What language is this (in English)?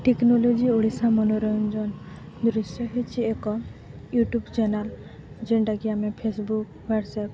Odia